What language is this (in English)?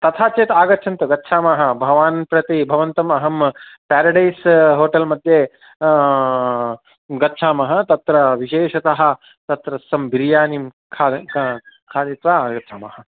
Sanskrit